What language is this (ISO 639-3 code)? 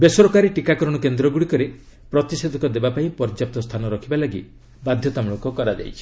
ori